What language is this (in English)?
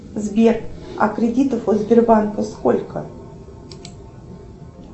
Russian